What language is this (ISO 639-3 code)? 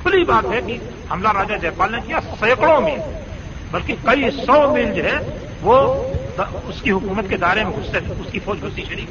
urd